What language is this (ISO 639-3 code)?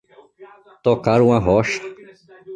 por